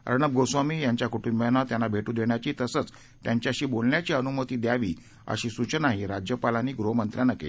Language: Marathi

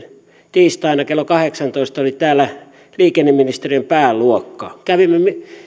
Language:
Finnish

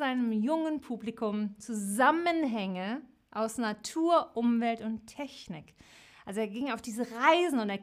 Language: German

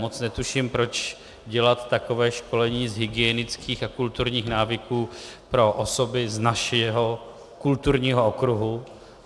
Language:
Czech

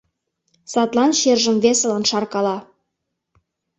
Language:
Mari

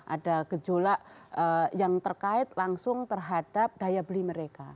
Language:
Indonesian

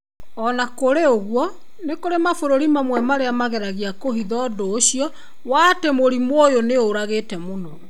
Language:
Kikuyu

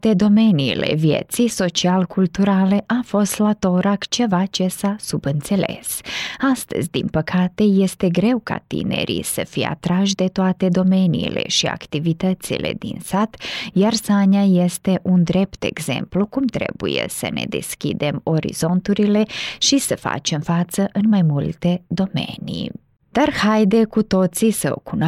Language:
Romanian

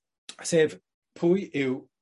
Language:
Welsh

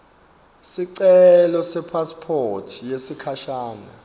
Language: Swati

